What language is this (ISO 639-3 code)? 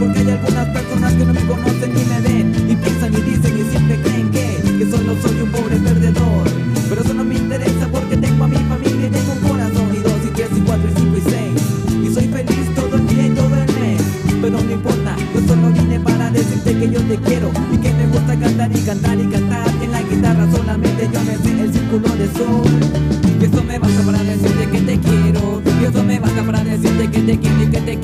spa